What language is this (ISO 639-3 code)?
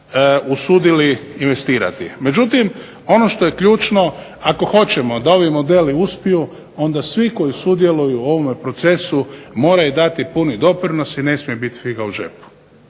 hrv